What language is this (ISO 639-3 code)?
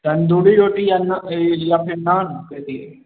mai